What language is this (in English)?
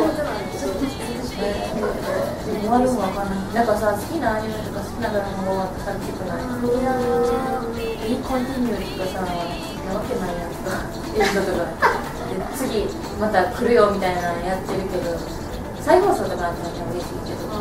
Japanese